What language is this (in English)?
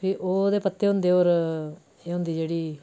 Dogri